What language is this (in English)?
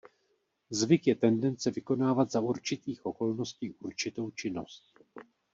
Czech